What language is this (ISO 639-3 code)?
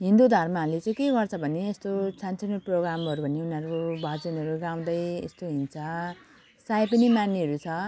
nep